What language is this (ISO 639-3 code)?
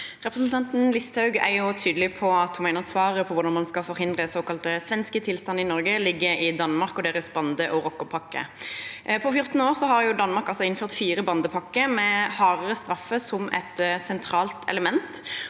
nor